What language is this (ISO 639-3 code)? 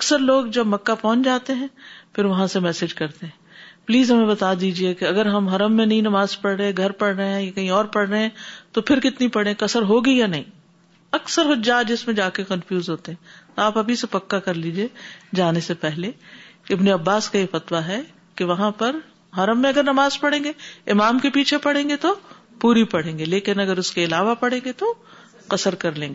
urd